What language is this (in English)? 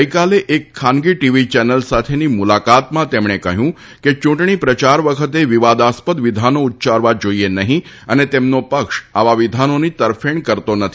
Gujarati